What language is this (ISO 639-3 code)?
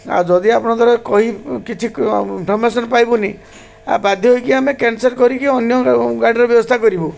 ori